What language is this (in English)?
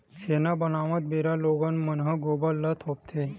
Chhattisgarhi